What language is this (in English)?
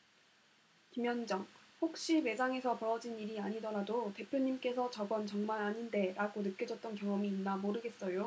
Korean